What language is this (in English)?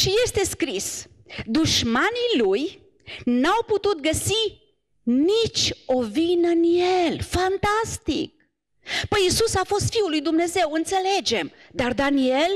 Romanian